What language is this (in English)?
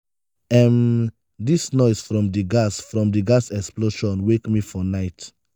Nigerian Pidgin